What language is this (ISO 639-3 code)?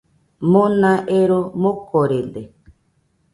hux